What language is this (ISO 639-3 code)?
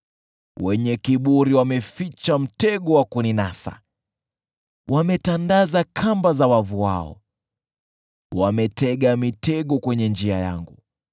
swa